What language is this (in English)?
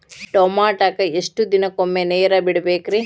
Kannada